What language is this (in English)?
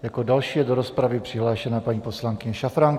Czech